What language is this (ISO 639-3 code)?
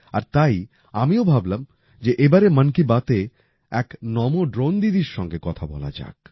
ben